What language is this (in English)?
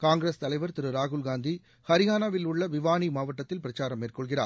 Tamil